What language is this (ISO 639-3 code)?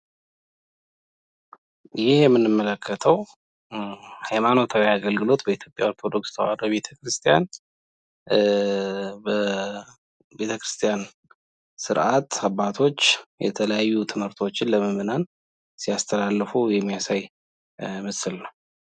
amh